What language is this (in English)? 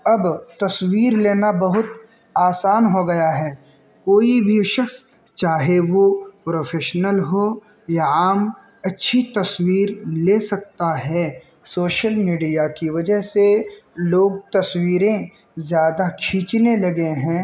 Urdu